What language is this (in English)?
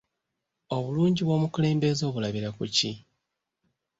Ganda